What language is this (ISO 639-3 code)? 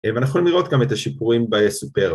heb